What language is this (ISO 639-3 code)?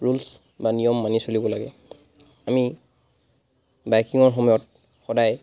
asm